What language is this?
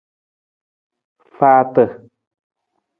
Nawdm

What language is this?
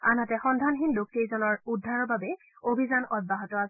Assamese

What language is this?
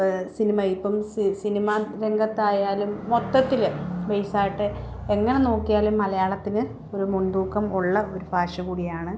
Malayalam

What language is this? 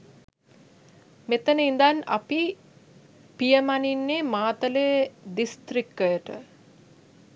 Sinhala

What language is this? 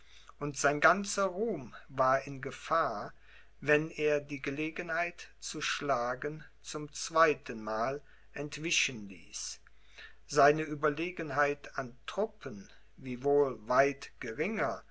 German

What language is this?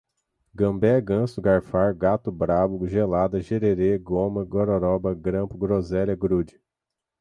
Portuguese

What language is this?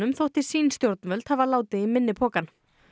Icelandic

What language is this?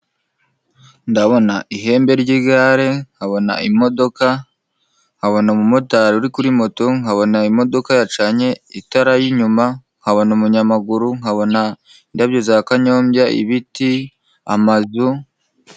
Kinyarwanda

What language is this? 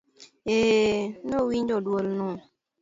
Luo (Kenya and Tanzania)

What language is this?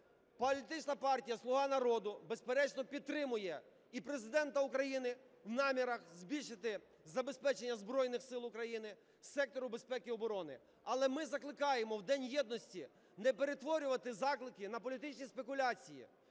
Ukrainian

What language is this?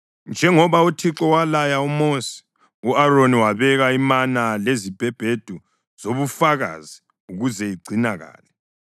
North Ndebele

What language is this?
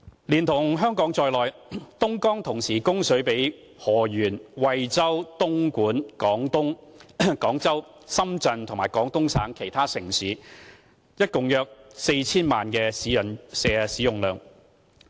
Cantonese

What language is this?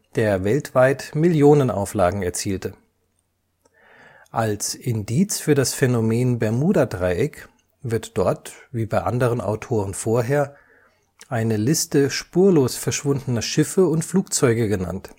German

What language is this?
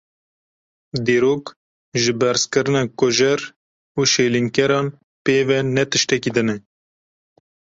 Kurdish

